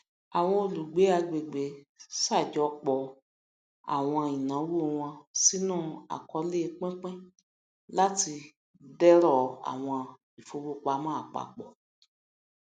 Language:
Yoruba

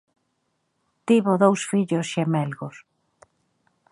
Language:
Galician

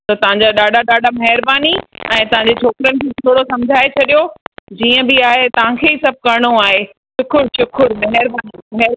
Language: Sindhi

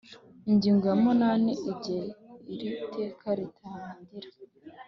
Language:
Kinyarwanda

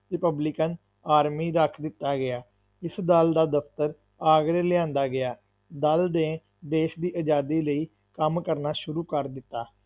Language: Punjabi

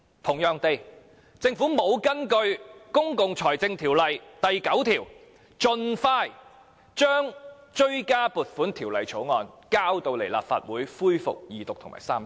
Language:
Cantonese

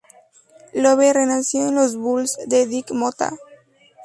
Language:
Spanish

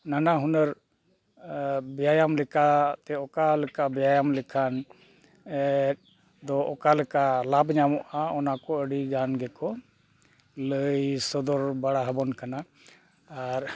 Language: Santali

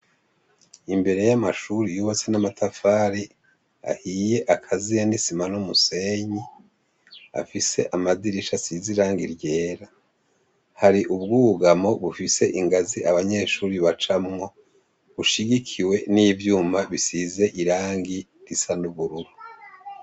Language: Rundi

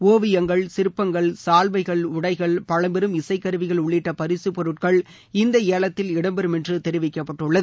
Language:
Tamil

